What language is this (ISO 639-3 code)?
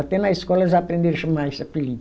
por